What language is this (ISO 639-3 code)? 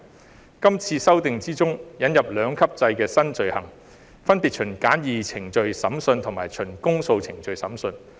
yue